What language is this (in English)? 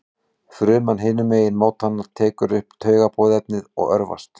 Icelandic